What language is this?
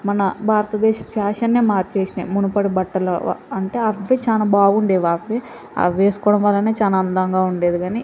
Telugu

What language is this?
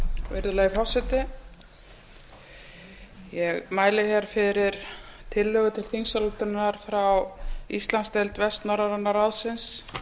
Icelandic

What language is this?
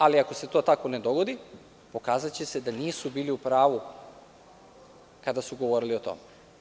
Serbian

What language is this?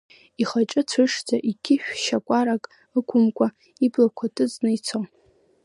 Abkhazian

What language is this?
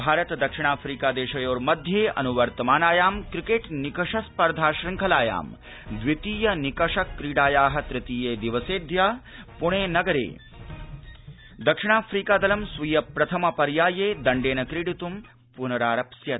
Sanskrit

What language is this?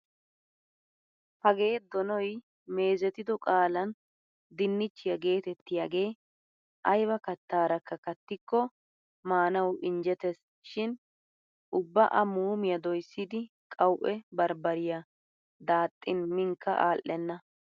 Wolaytta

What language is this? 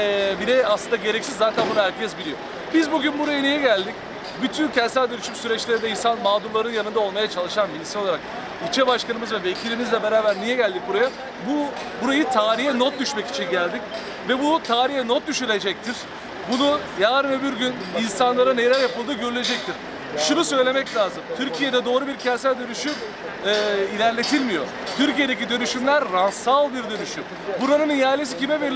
Turkish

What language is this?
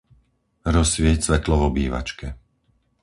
Slovak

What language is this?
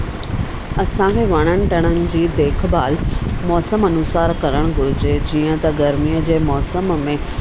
Sindhi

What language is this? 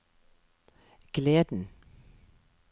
Norwegian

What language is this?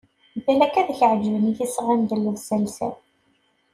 Kabyle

